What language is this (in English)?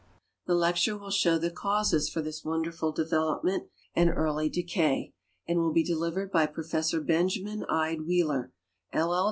English